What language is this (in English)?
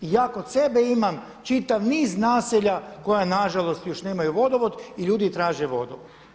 Croatian